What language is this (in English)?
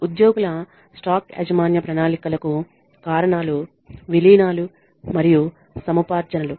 Telugu